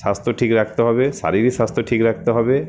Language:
Bangla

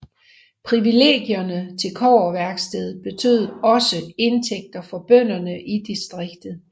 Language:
Danish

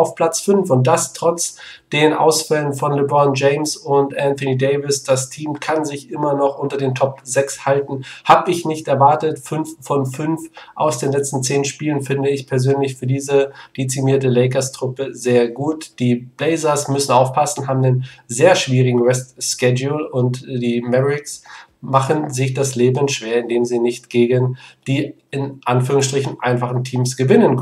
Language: German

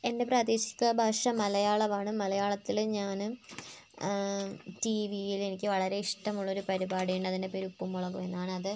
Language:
Malayalam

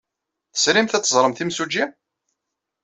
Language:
Kabyle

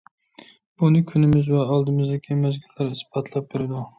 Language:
Uyghur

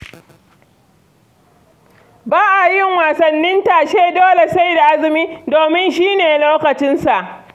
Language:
Hausa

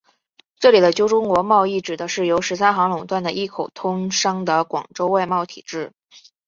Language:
Chinese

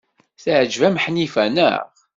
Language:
Kabyle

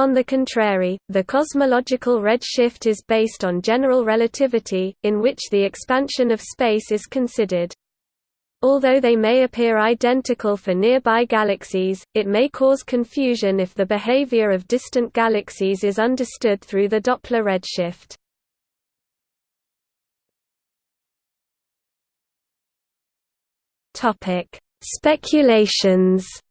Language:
English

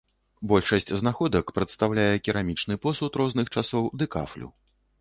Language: Belarusian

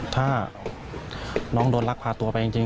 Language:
Thai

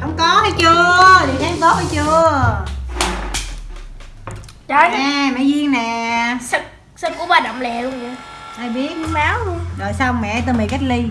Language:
Vietnamese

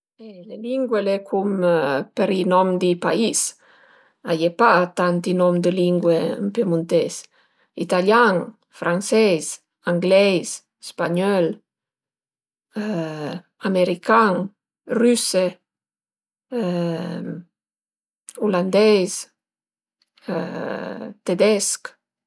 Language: Piedmontese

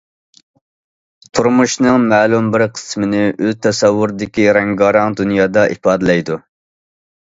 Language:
Uyghur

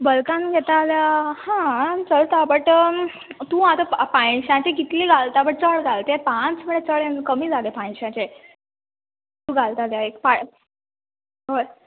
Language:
Konkani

